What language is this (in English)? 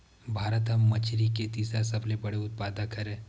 Chhattisgarhi